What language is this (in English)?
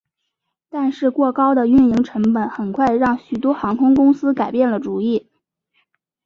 Chinese